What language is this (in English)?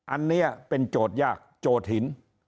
Thai